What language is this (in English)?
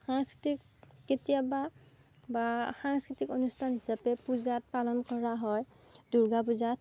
Assamese